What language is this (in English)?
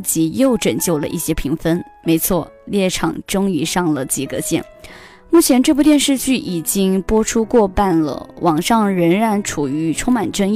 Chinese